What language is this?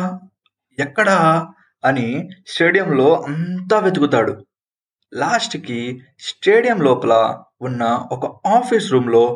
Telugu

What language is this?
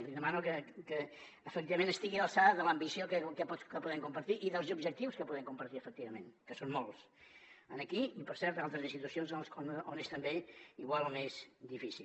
Catalan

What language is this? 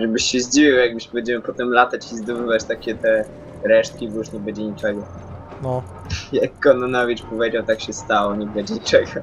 Polish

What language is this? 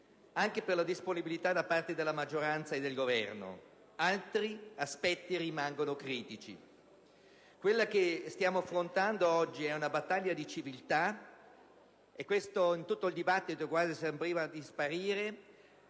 Italian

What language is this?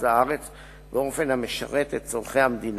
Hebrew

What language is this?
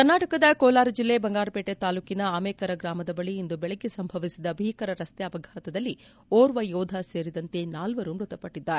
Kannada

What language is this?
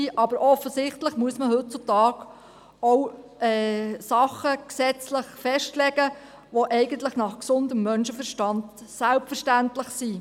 Swiss German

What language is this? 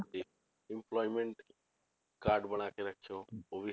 Punjabi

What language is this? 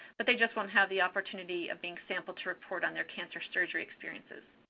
English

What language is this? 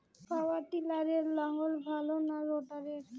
Bangla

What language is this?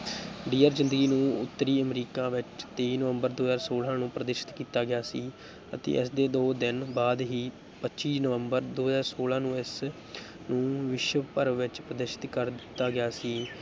Punjabi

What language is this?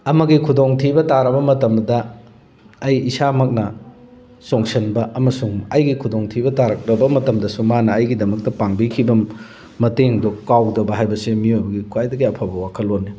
Manipuri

